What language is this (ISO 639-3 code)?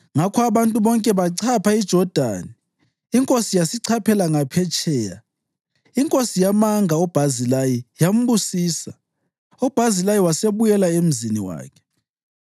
nde